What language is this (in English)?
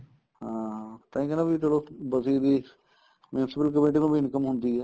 Punjabi